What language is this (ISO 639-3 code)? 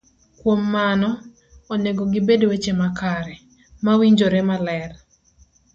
luo